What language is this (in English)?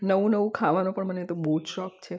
Gujarati